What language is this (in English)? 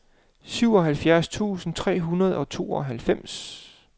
Danish